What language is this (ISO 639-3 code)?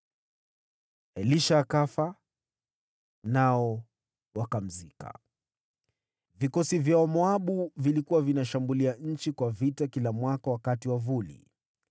swa